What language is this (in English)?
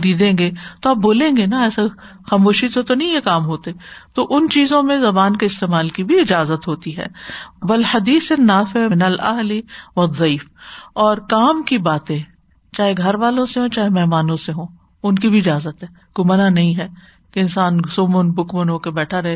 Urdu